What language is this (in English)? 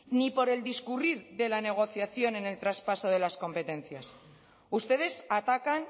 Spanish